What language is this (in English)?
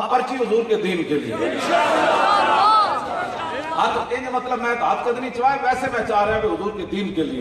Urdu